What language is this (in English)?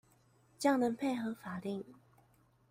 Chinese